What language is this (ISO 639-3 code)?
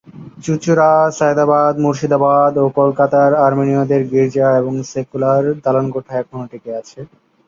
ben